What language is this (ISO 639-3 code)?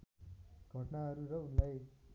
nep